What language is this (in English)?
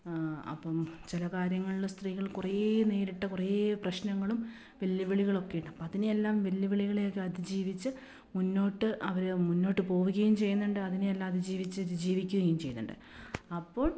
Malayalam